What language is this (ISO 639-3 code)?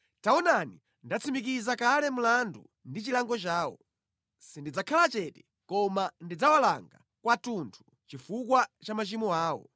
nya